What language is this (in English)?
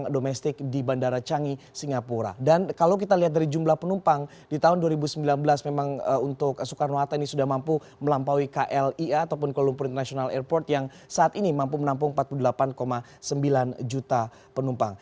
Indonesian